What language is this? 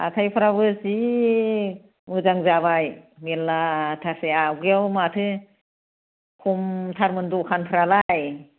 Bodo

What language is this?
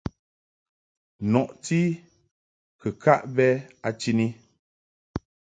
Mungaka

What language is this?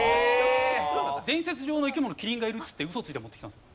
Japanese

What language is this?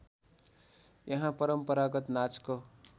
Nepali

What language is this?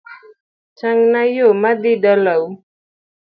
Luo (Kenya and Tanzania)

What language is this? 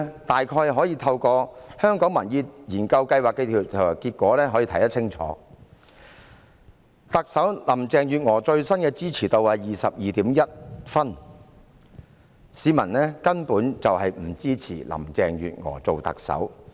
Cantonese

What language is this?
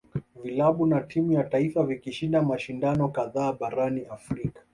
Swahili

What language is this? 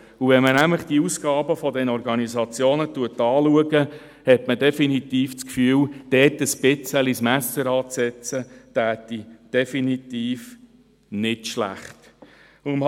Swiss German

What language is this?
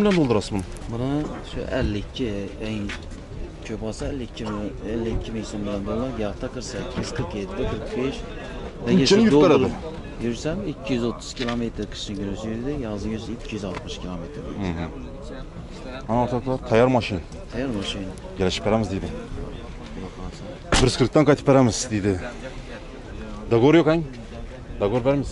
Turkish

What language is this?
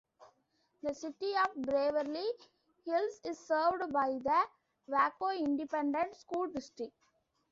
English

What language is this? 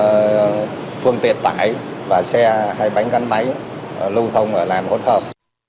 Vietnamese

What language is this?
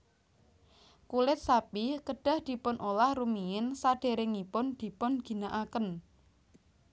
Javanese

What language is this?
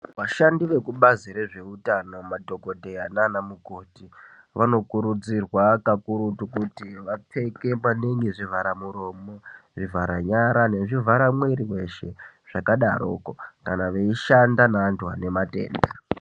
Ndau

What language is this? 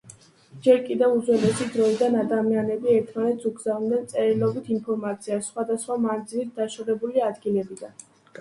Georgian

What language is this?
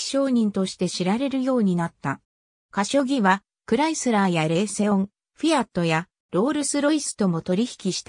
Japanese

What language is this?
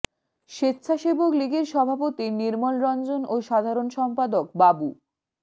Bangla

